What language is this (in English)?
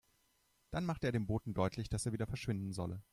German